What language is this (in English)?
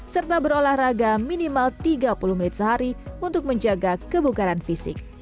Indonesian